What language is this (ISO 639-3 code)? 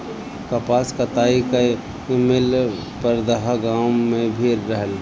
bho